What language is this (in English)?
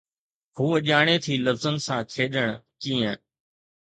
Sindhi